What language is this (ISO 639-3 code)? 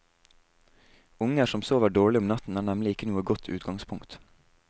nor